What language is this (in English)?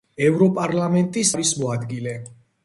Georgian